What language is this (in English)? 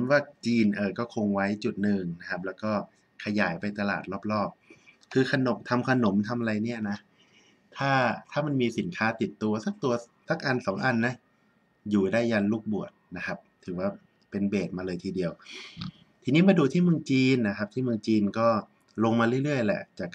Thai